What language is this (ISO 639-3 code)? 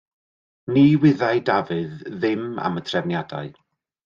cym